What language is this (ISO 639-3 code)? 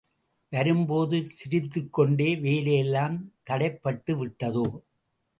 tam